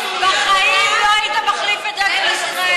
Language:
Hebrew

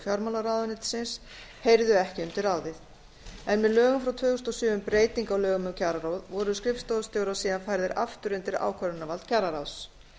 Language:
Icelandic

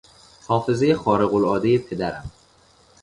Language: Persian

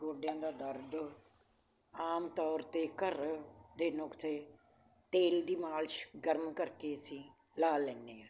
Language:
Punjabi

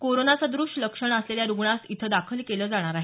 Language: Marathi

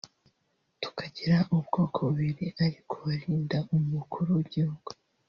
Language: Kinyarwanda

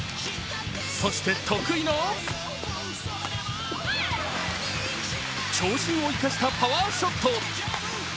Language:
Japanese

